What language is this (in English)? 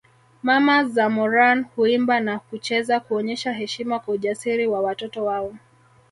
Swahili